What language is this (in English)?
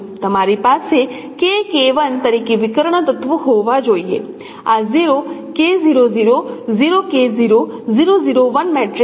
Gujarati